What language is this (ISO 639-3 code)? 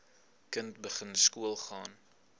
afr